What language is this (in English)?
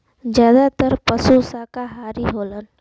Bhojpuri